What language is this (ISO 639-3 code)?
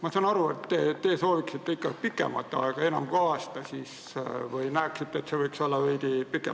est